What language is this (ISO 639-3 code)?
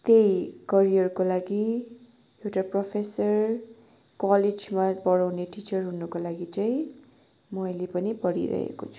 nep